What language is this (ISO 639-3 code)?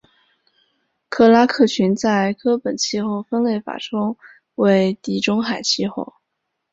zho